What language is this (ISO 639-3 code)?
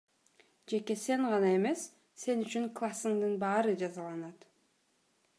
kir